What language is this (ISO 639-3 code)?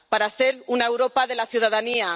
spa